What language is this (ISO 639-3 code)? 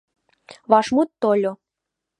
chm